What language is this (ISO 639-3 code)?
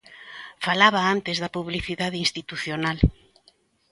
glg